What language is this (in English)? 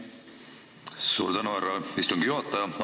Estonian